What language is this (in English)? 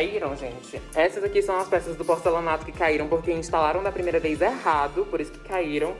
Portuguese